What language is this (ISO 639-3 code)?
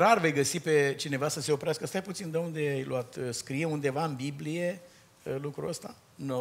ron